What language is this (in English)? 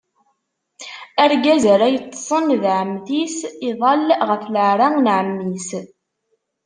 Kabyle